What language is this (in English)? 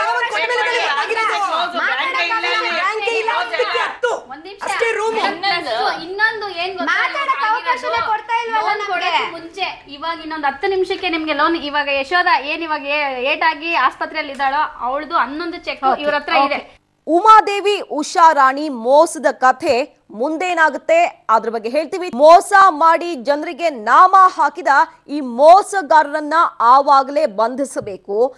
Kannada